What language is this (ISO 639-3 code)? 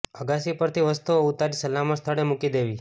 guj